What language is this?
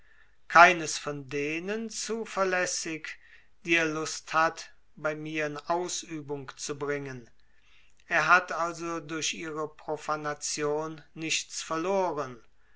German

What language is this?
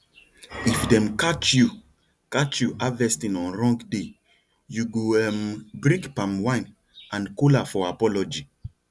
Nigerian Pidgin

